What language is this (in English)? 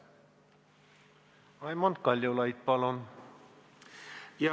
Estonian